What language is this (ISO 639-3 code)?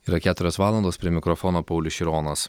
lit